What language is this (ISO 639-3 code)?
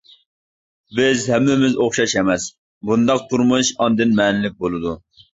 uig